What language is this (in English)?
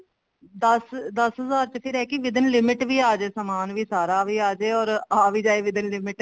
Punjabi